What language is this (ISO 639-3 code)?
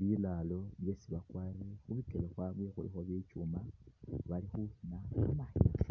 myx